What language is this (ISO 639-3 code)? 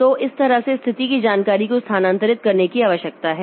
hin